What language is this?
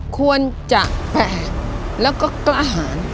Thai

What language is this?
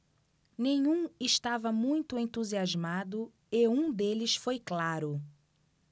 Portuguese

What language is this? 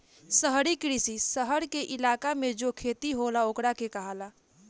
Bhojpuri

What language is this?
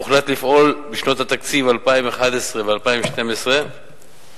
Hebrew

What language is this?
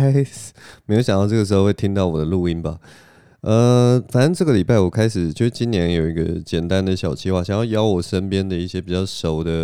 Chinese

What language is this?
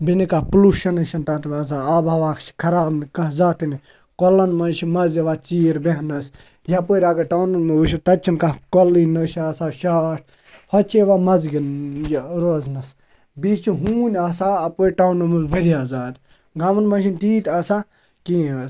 Kashmiri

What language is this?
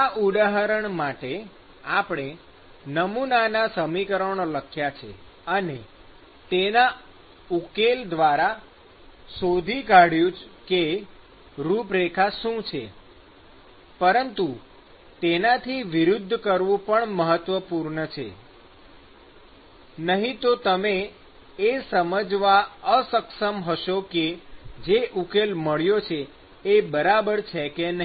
Gujarati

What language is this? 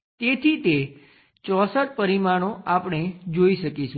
Gujarati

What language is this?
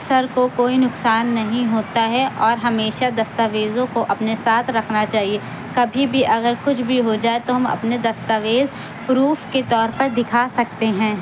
Urdu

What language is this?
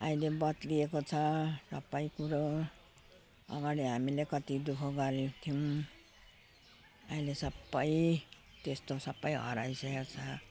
Nepali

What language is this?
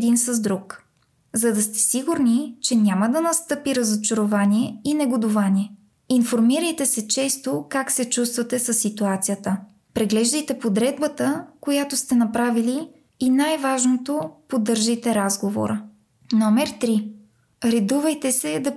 Bulgarian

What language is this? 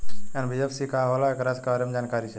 Bhojpuri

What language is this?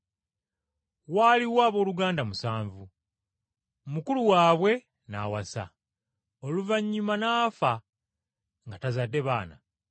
Ganda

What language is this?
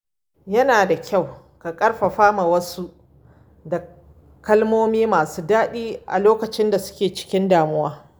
Hausa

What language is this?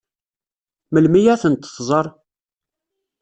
Kabyle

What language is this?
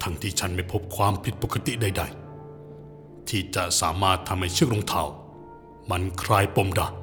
Thai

